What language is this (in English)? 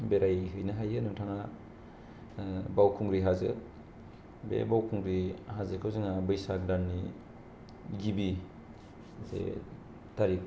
Bodo